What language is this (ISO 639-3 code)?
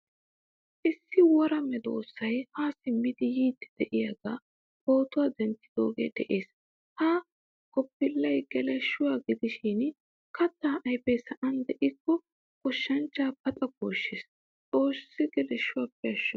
wal